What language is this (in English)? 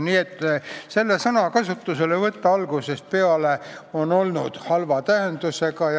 Estonian